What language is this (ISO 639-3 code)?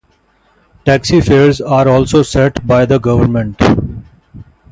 eng